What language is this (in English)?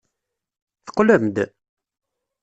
Kabyle